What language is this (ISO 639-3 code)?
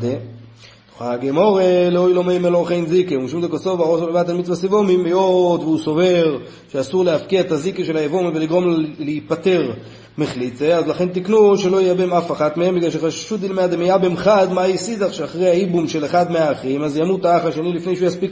heb